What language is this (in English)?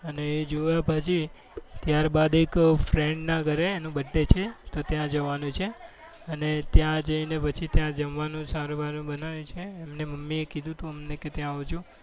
Gujarati